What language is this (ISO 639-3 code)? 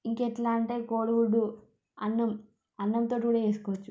tel